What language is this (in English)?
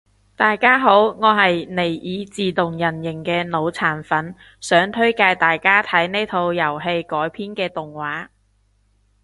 Cantonese